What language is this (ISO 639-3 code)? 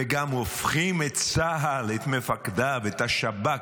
heb